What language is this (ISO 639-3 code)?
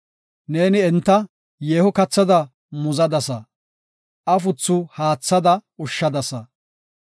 gof